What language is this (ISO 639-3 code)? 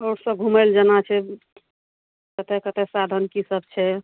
mai